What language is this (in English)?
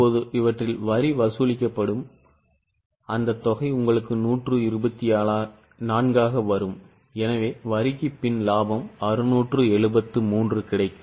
Tamil